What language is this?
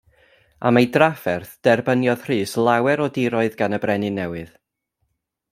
Welsh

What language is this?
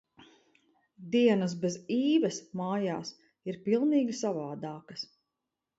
Latvian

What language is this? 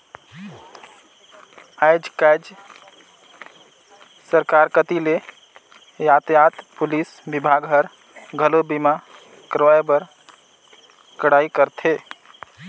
Chhattisgarhi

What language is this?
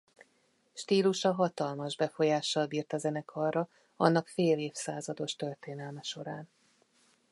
Hungarian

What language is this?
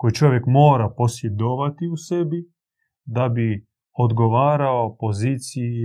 Croatian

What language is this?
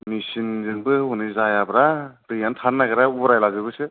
Bodo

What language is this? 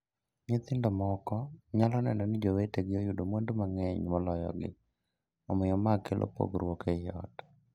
Luo (Kenya and Tanzania)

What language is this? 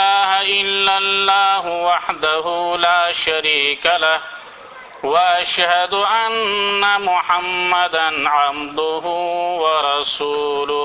Urdu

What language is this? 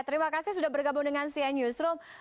Indonesian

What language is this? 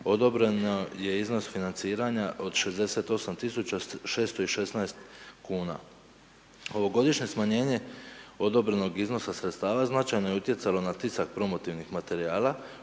Croatian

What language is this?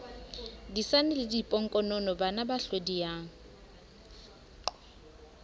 Southern Sotho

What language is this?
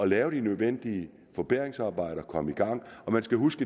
Danish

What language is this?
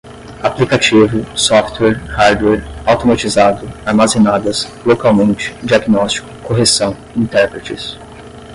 Portuguese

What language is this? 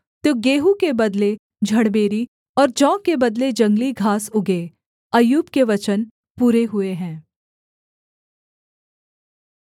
Hindi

